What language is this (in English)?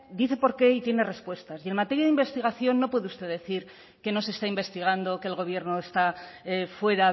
Spanish